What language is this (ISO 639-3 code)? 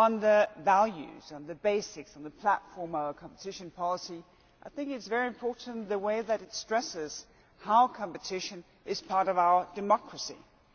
eng